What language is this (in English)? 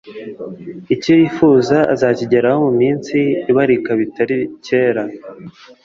Kinyarwanda